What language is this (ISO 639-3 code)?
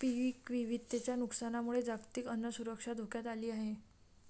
mar